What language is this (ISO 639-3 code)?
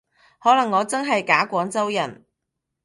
yue